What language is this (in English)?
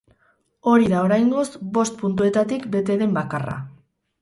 Basque